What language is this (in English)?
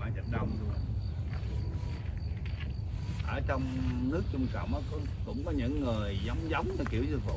Vietnamese